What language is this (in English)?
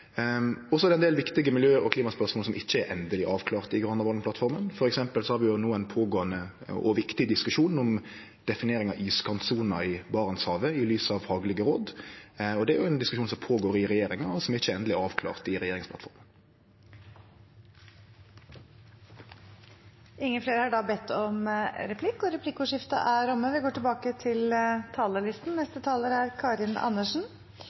Norwegian